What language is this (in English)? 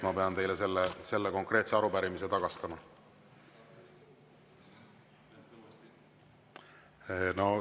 Estonian